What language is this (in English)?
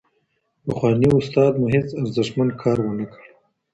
Pashto